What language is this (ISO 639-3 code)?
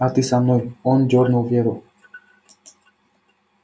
rus